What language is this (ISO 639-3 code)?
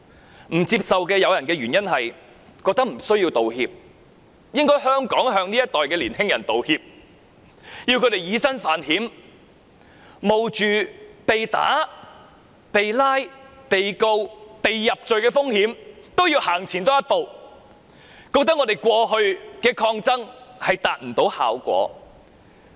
yue